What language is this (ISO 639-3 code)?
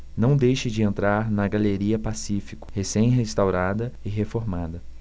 por